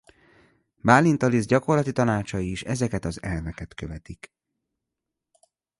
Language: Hungarian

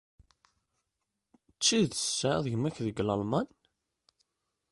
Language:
Kabyle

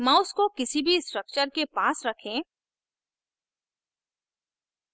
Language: Hindi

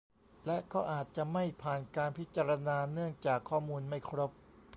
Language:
Thai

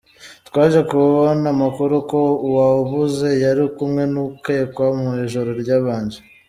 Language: Kinyarwanda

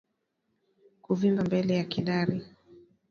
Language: Swahili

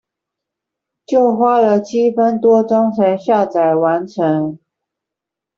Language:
Chinese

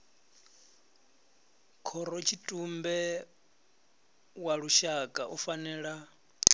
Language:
Venda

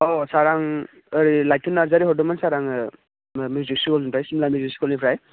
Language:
Bodo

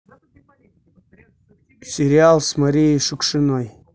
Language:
Russian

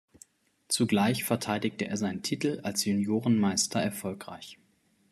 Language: German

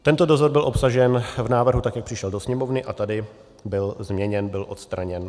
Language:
Czech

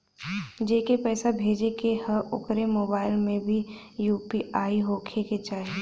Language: Bhojpuri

